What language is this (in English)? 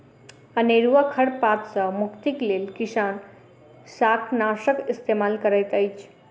Maithili